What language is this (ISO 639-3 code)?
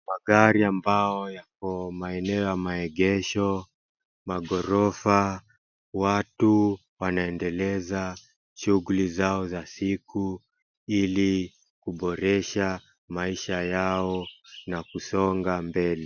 swa